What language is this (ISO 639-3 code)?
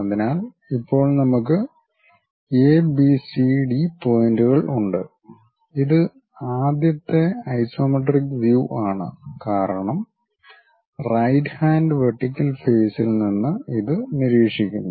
mal